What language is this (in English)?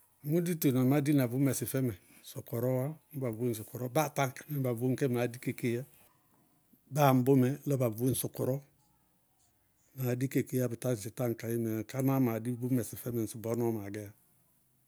Bago-Kusuntu